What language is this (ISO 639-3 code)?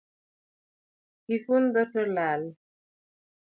luo